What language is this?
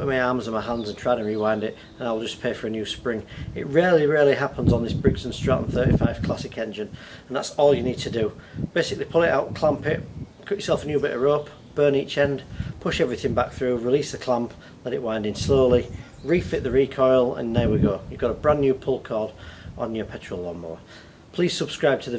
English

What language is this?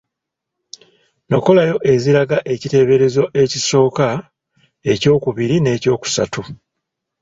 Ganda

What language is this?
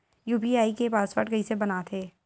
Chhattisgarhi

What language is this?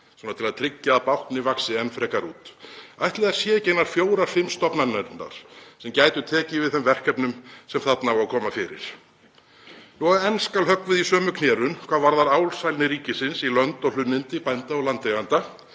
Icelandic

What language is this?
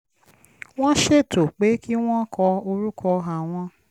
Yoruba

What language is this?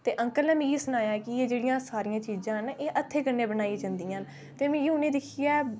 Dogri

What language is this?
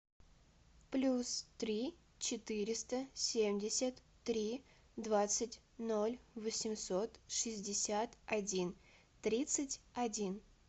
Russian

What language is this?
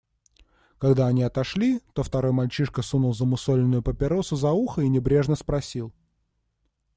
Russian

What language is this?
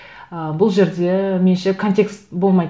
Kazakh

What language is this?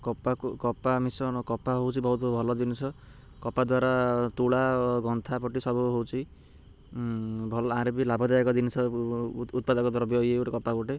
Odia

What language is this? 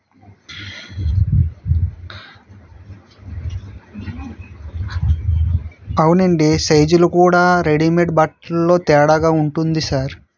Telugu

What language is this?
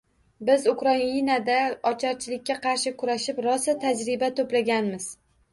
Uzbek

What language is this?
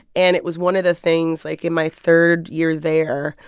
English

